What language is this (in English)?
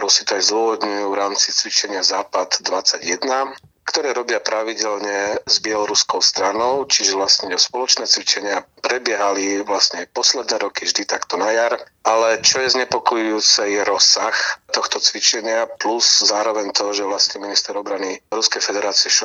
Slovak